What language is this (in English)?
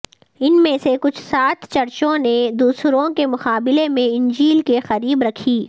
Urdu